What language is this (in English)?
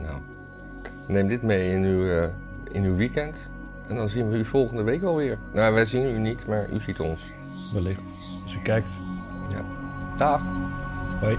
Dutch